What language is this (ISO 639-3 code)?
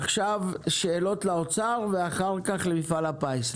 heb